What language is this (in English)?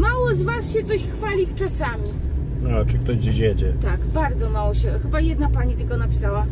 Polish